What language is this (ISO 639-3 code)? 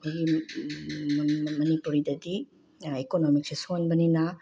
mni